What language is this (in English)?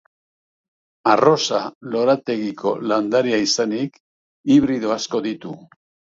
Basque